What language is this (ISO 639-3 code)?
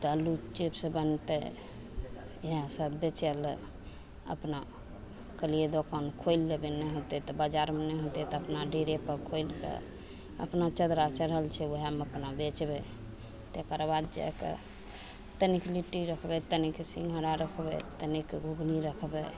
mai